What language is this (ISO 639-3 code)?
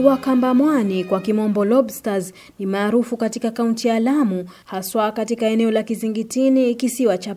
swa